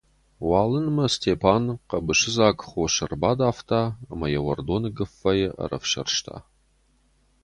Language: Ossetic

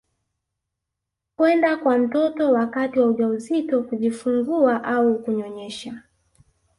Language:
Swahili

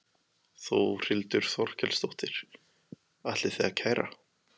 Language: Icelandic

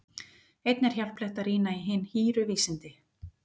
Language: Icelandic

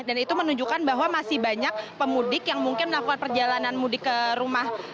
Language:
Indonesian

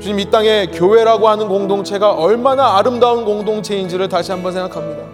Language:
Korean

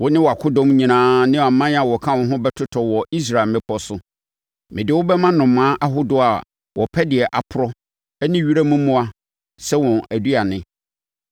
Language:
Akan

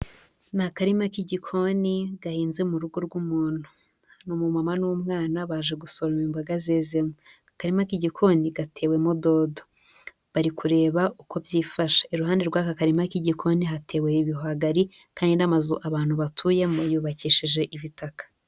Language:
Kinyarwanda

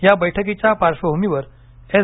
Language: Marathi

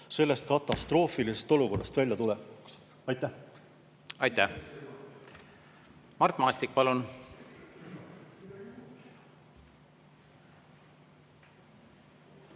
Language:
Estonian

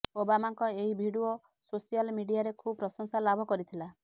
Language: Odia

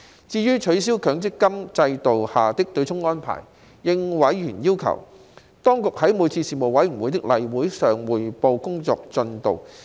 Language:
Cantonese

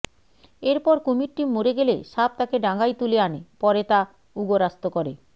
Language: Bangla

